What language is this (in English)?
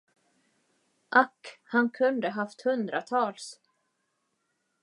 Swedish